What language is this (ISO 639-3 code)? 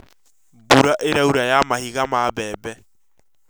kik